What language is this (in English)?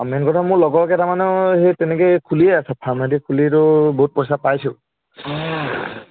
Assamese